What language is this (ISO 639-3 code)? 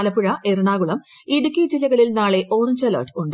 mal